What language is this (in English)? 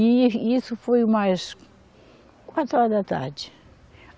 Portuguese